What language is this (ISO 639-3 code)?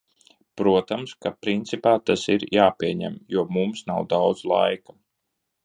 lav